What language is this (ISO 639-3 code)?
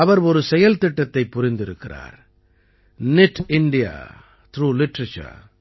tam